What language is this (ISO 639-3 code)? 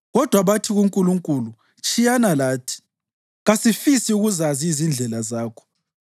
nde